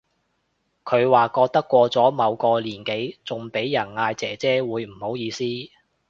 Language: Cantonese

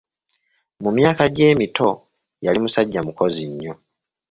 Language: Ganda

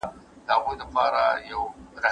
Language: Pashto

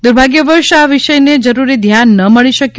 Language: Gujarati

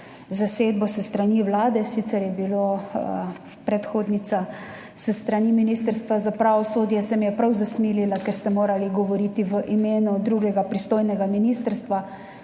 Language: Slovenian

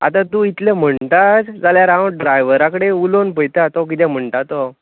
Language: Konkani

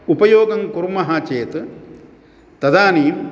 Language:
Sanskrit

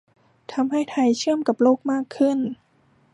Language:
Thai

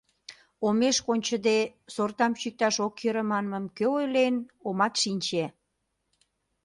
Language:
Mari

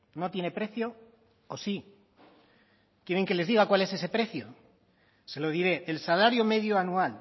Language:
Spanish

